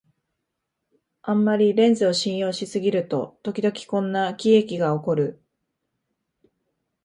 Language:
Japanese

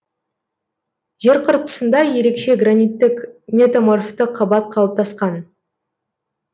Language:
Kazakh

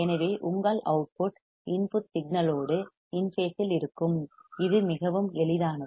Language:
Tamil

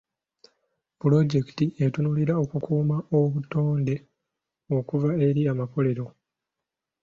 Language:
Ganda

